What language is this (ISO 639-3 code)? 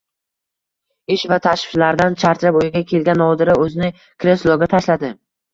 uzb